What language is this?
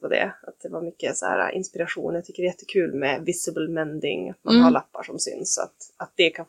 Swedish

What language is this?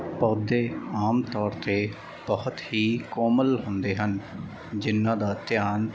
Punjabi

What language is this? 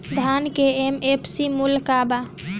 Bhojpuri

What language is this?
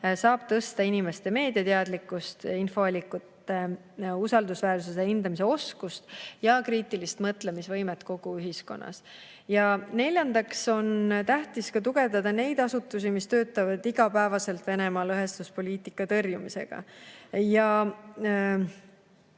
Estonian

